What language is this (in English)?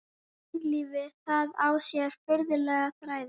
Icelandic